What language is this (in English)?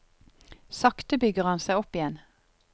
Norwegian